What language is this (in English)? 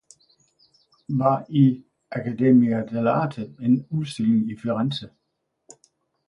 Danish